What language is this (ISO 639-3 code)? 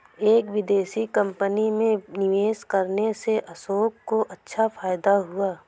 hin